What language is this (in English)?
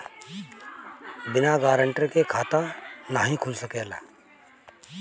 Bhojpuri